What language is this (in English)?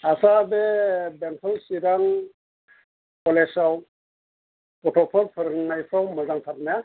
Bodo